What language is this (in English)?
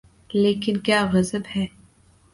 Urdu